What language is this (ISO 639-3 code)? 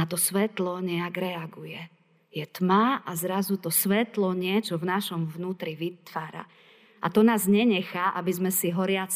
slk